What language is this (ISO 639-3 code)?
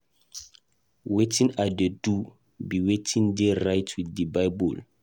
pcm